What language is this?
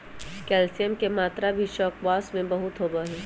Magahi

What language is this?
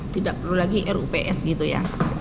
Indonesian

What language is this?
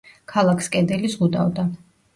Georgian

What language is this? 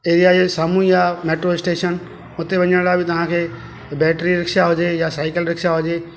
Sindhi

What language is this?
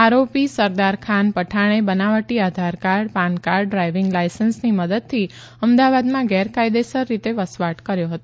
Gujarati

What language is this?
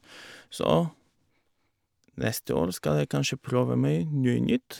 Norwegian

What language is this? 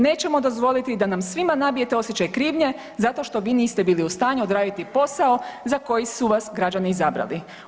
Croatian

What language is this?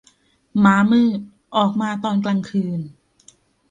Thai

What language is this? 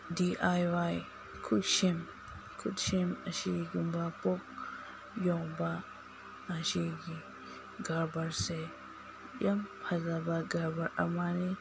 Manipuri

